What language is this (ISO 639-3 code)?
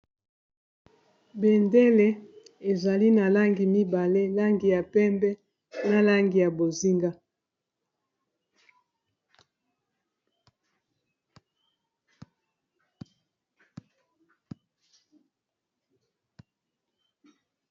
lin